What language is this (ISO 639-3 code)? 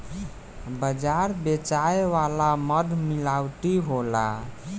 bho